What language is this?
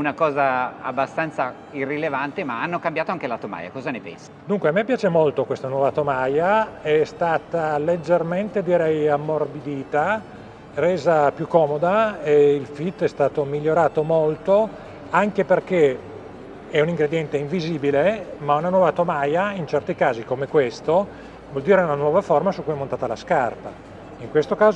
Italian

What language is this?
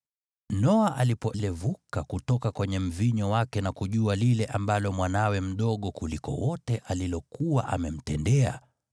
Swahili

